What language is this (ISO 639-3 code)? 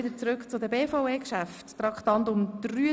gsw